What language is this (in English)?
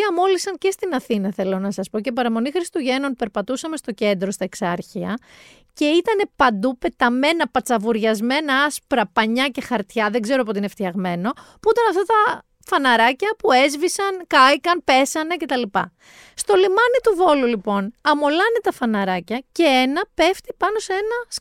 Greek